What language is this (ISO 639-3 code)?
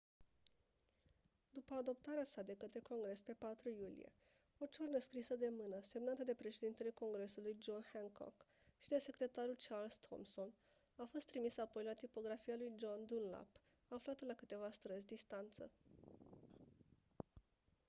ron